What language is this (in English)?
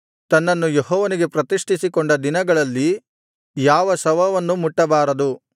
Kannada